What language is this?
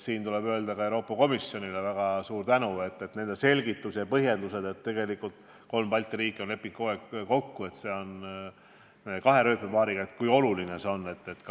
Estonian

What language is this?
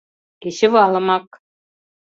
Mari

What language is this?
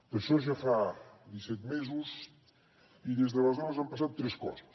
Catalan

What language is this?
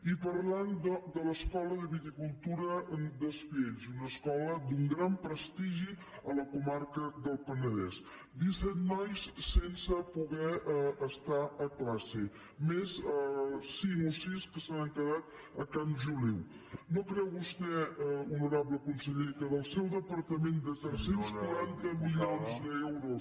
Catalan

